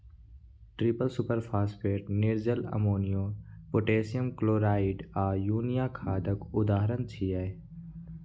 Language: Maithili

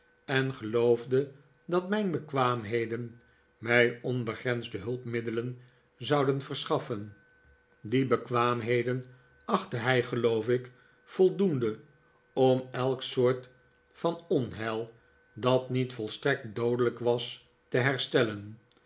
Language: Dutch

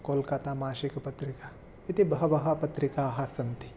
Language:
Sanskrit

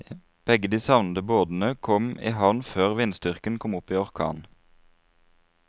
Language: Norwegian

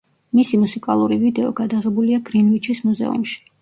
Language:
Georgian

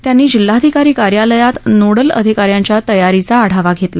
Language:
Marathi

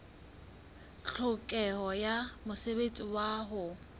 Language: Southern Sotho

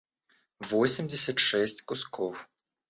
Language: Russian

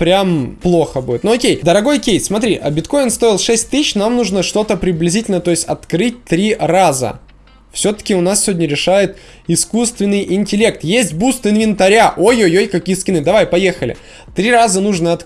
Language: Russian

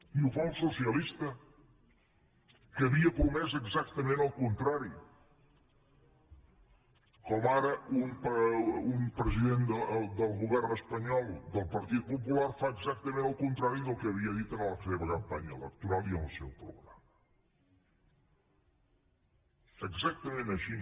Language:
Catalan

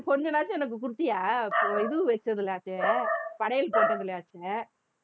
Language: Tamil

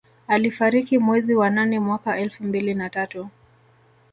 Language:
Swahili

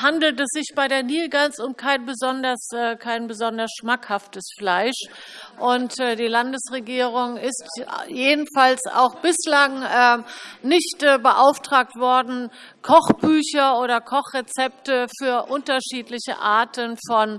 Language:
German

